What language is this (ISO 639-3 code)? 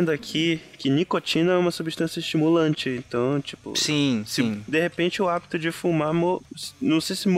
por